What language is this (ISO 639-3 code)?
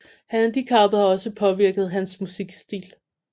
dan